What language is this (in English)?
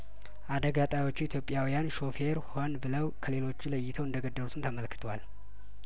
Amharic